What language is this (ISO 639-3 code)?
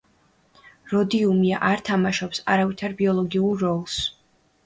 kat